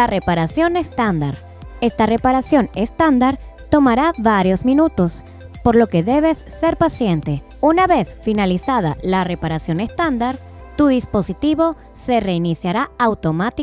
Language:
Spanish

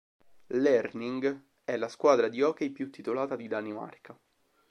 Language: Italian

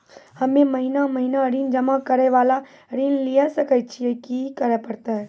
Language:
Maithili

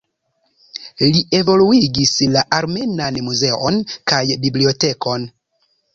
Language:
Esperanto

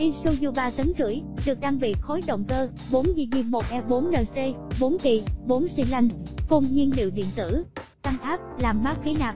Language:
Vietnamese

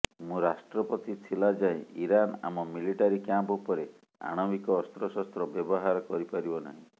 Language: Odia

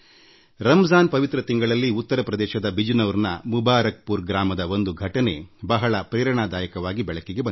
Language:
Kannada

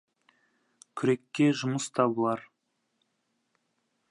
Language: Kazakh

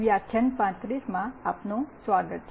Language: Gujarati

